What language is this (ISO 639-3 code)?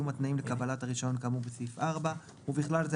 heb